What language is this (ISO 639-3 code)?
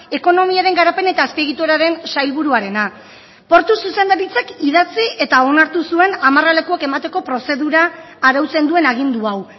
eus